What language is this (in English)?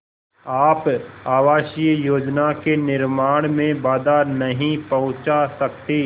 Hindi